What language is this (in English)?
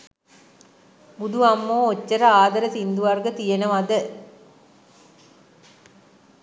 Sinhala